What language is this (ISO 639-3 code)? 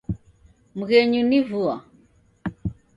dav